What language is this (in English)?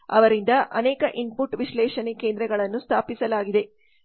Kannada